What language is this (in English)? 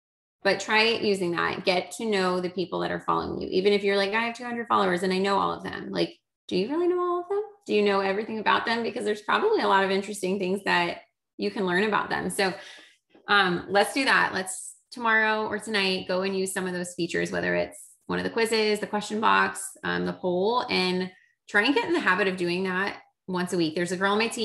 English